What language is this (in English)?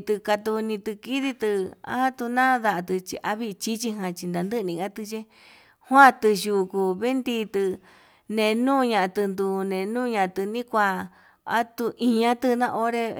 Yutanduchi Mixtec